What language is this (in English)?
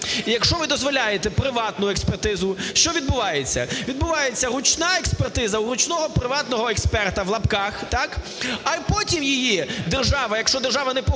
Ukrainian